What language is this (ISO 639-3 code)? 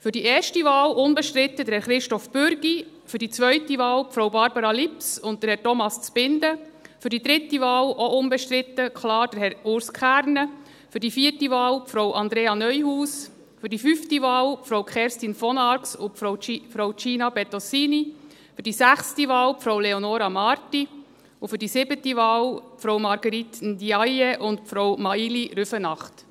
gsw